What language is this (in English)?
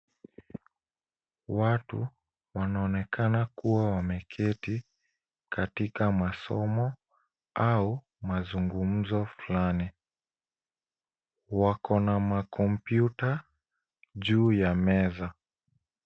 Swahili